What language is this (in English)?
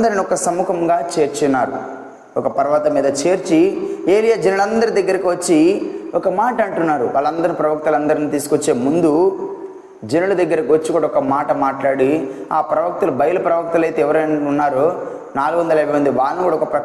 Telugu